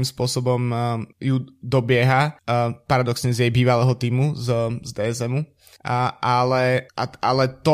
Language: Slovak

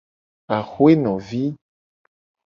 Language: Gen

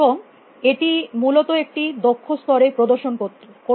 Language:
Bangla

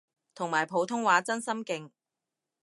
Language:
Cantonese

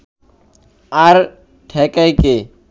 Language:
Bangla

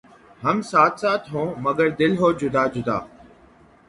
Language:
Urdu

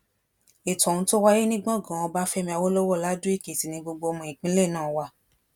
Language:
Yoruba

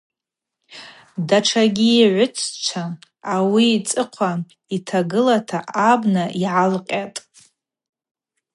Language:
Abaza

